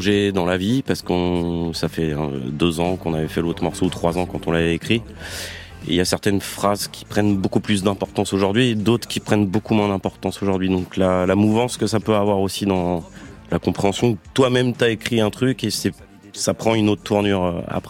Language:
French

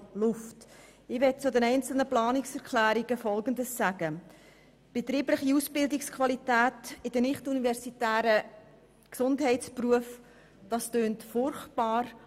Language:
Swiss German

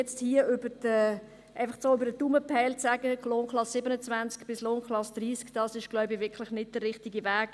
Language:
Swiss German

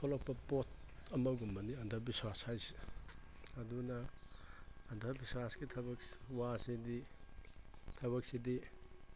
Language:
Manipuri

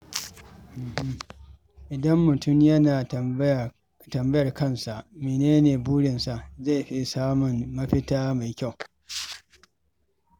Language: Hausa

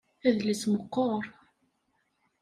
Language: Kabyle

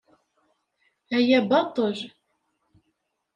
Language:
Kabyle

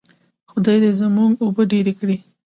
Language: Pashto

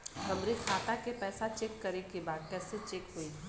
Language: Bhojpuri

